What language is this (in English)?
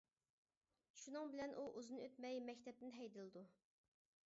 Uyghur